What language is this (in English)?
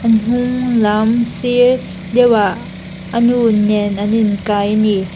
Mizo